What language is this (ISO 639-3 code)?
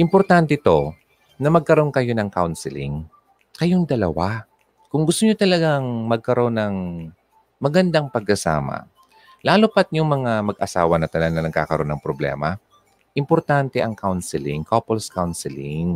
fil